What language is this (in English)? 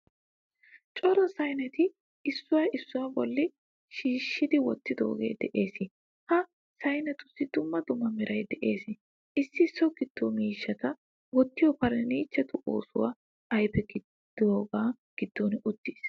Wolaytta